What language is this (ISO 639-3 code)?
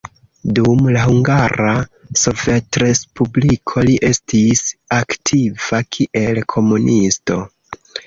epo